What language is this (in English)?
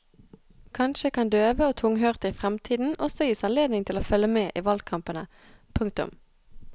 Norwegian